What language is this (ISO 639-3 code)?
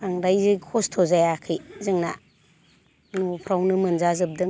brx